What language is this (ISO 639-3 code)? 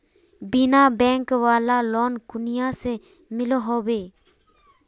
mag